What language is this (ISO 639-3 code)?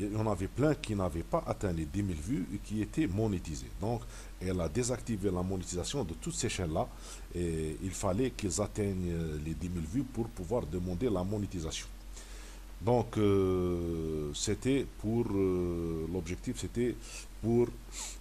fra